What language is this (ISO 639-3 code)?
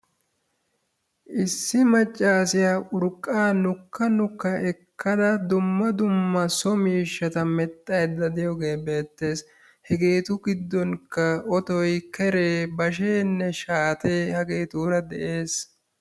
wal